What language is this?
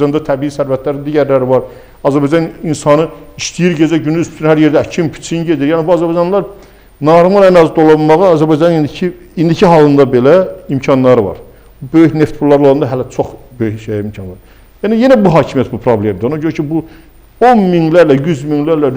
Turkish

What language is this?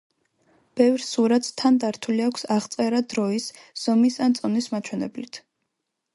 Georgian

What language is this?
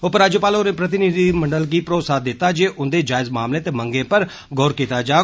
Dogri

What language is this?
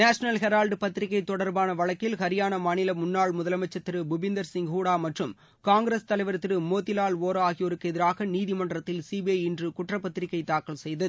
Tamil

